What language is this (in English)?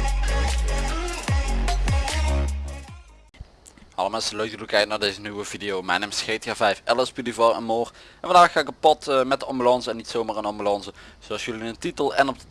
Dutch